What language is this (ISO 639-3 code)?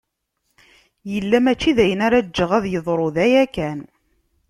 kab